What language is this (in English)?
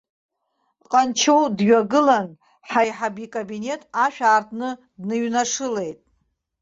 Abkhazian